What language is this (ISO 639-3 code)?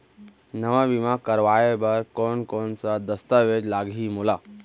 hne